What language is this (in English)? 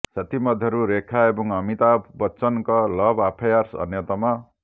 Odia